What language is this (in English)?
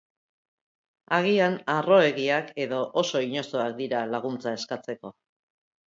Basque